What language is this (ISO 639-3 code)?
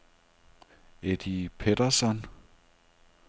dan